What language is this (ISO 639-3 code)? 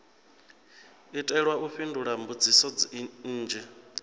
ven